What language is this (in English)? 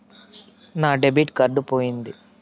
Telugu